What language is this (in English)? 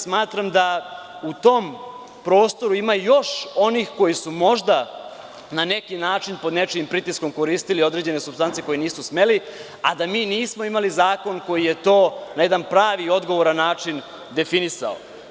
Serbian